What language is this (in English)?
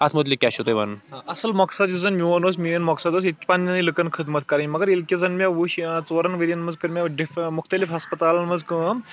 Kashmiri